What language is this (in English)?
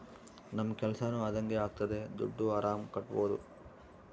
Kannada